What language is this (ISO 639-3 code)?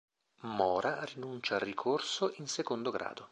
ita